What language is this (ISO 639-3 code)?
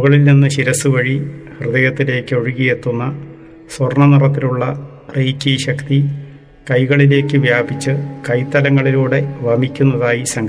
mal